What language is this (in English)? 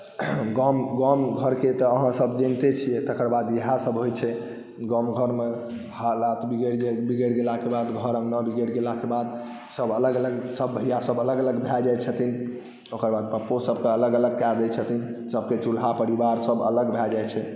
Maithili